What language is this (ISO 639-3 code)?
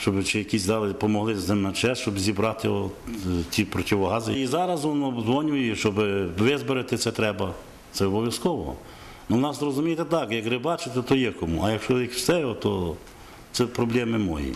ukr